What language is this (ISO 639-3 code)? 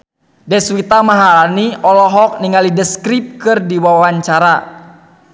sun